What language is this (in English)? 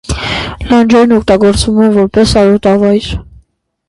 Armenian